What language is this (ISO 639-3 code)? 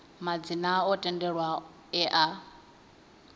ven